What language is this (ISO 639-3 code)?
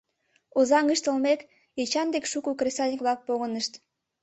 chm